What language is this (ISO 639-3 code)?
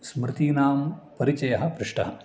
san